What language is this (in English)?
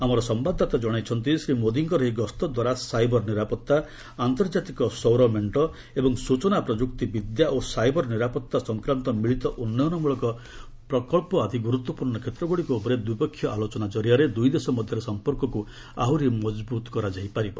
Odia